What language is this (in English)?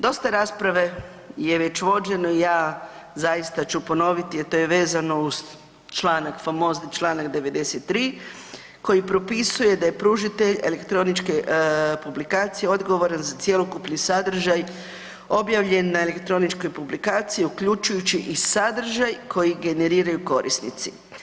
Croatian